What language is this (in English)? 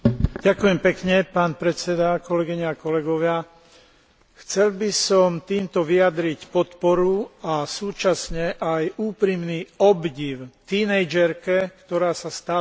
Slovak